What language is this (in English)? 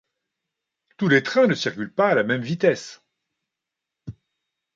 French